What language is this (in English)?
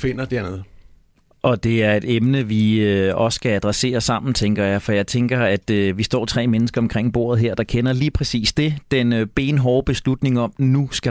Danish